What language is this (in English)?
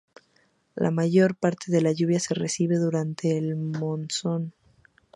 Spanish